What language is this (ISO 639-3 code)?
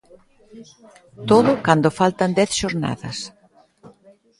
glg